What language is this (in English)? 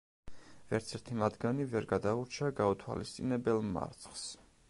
Georgian